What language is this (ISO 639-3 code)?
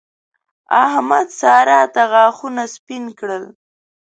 pus